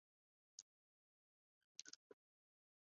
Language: Chinese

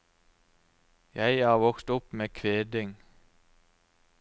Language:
Norwegian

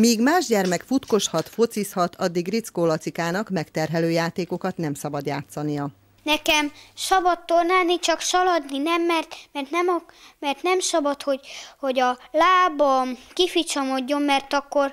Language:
Hungarian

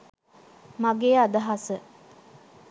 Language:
Sinhala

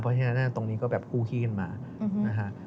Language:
Thai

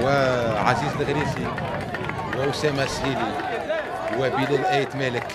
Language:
Arabic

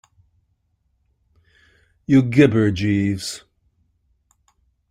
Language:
English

